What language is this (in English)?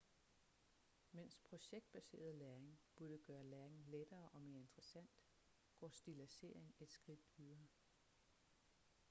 Danish